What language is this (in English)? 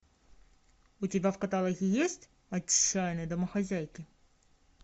Russian